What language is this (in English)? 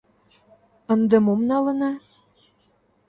Mari